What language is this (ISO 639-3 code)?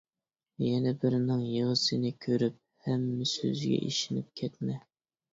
uig